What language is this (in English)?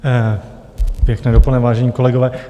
Czech